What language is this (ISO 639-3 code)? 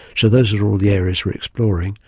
eng